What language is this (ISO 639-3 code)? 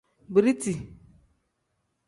kdh